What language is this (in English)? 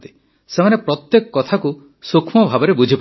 Odia